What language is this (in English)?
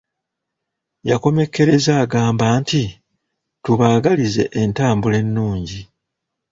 Ganda